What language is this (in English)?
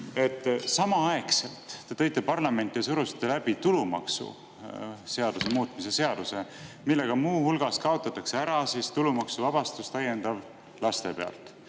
Estonian